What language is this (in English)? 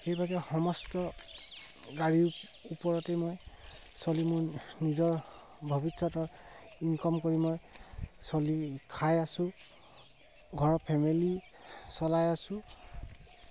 Assamese